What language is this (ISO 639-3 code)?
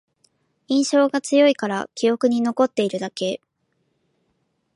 jpn